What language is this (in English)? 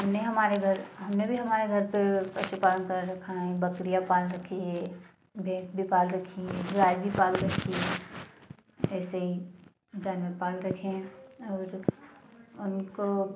Hindi